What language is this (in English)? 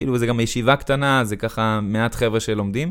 Hebrew